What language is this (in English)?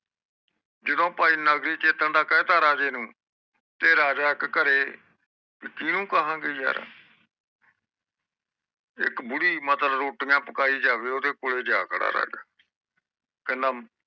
Punjabi